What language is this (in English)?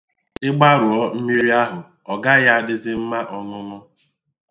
Igbo